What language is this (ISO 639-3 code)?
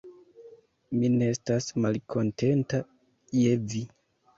epo